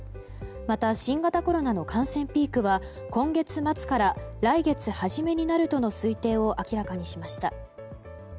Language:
Japanese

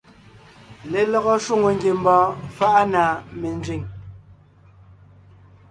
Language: Ngiemboon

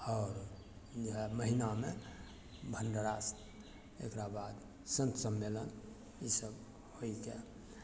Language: Maithili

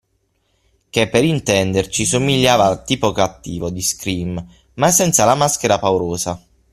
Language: Italian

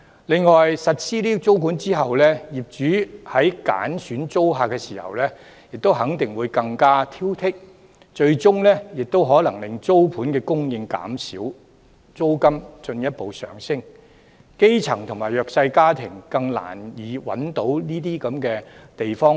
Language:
Cantonese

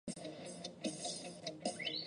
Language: Chinese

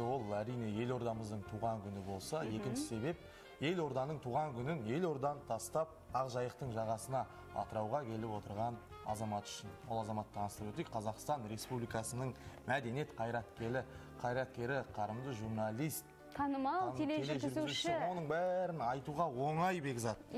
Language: Turkish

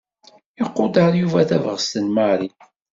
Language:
Kabyle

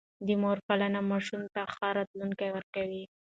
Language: Pashto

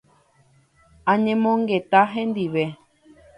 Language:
Guarani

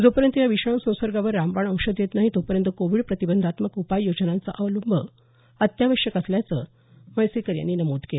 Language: Marathi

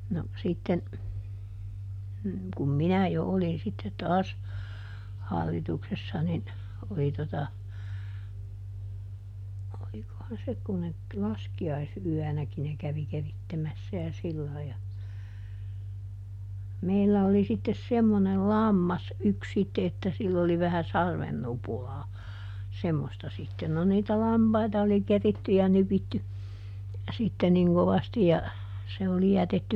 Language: Finnish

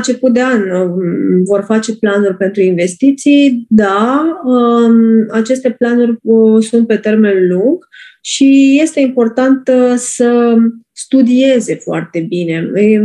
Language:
Romanian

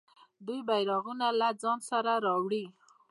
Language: Pashto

